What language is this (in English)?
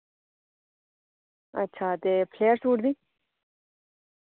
Dogri